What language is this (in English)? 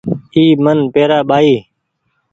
Goaria